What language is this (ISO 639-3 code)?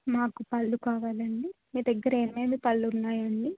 tel